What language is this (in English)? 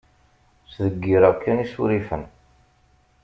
Kabyle